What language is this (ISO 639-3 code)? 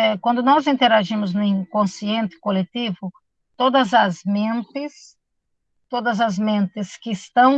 por